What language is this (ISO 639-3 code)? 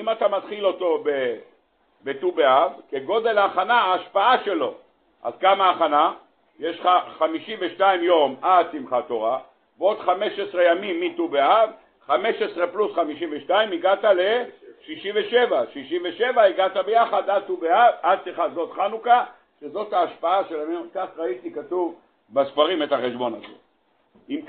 heb